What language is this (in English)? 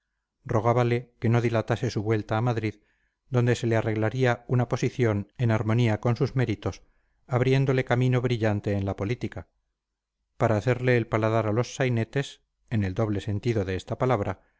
Spanish